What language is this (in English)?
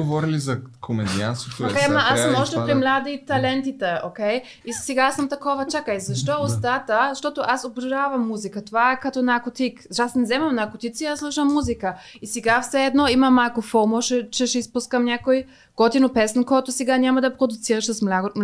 Bulgarian